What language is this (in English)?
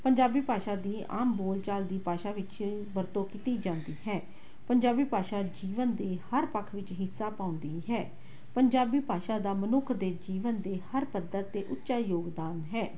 Punjabi